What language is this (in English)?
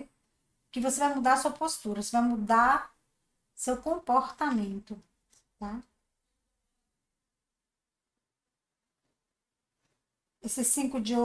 Portuguese